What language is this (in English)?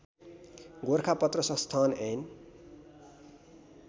Nepali